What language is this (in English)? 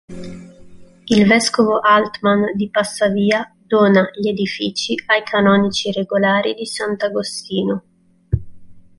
Italian